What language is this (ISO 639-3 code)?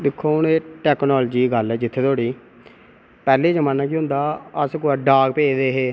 doi